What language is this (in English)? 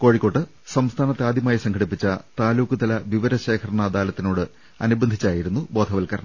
Malayalam